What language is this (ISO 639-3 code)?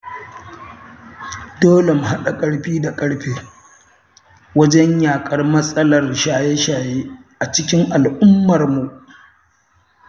hau